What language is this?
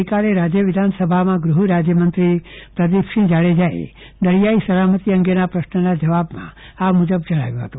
Gujarati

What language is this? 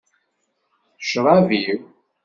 Kabyle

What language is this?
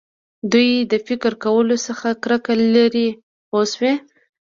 Pashto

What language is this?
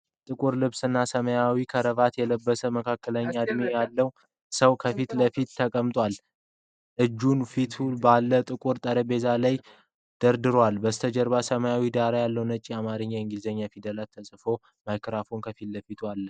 Amharic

